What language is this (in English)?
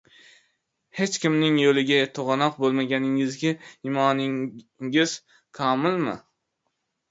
Uzbek